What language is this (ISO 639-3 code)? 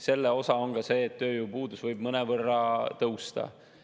est